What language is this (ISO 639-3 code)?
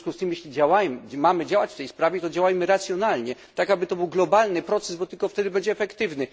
pol